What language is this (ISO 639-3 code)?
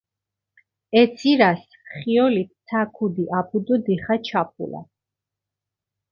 xmf